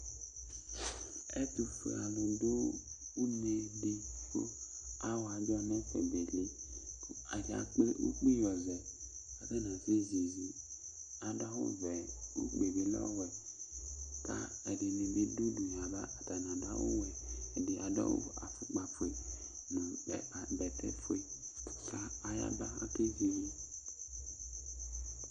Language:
Ikposo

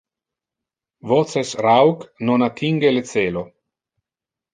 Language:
Interlingua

